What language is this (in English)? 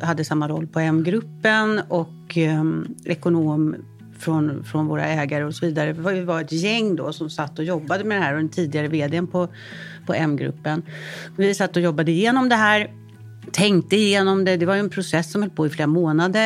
Swedish